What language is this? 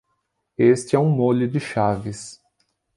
Portuguese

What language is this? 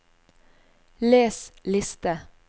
Norwegian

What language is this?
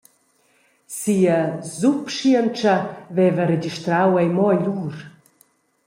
Romansh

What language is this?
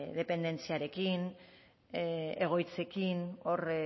Basque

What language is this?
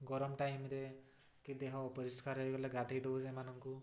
Odia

